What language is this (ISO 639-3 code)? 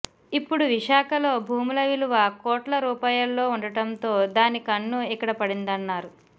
tel